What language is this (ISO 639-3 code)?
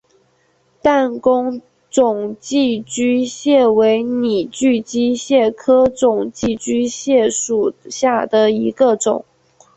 zho